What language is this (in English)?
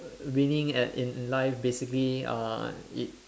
English